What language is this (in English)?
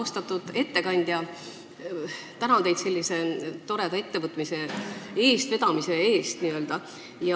Estonian